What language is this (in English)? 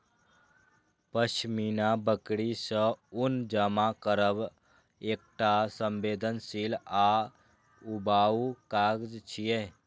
Maithili